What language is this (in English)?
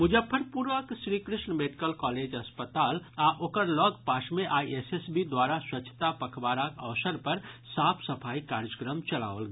Maithili